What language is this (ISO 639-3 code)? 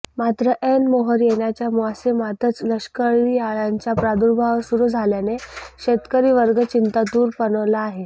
mar